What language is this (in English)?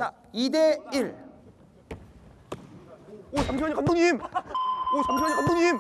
Korean